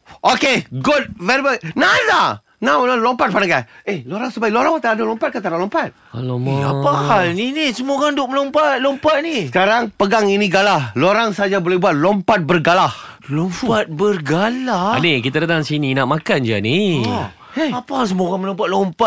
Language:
Malay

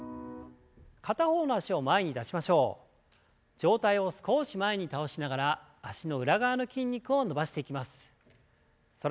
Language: Japanese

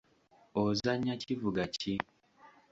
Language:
Ganda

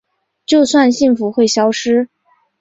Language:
Chinese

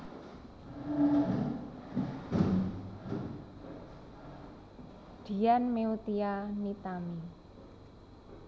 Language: Javanese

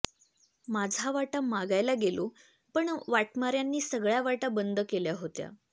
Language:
Marathi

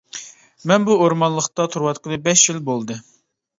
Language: Uyghur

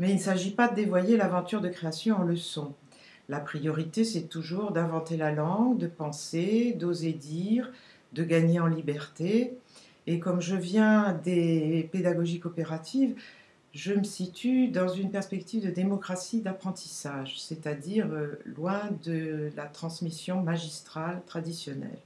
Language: French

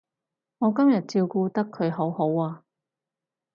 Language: Cantonese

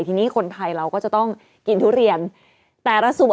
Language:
Thai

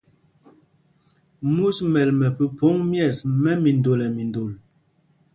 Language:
Mpumpong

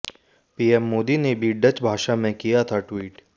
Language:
Hindi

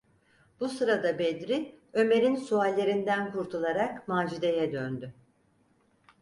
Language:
Turkish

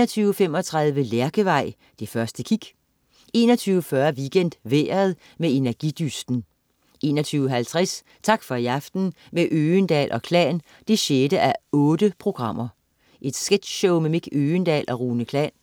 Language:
Danish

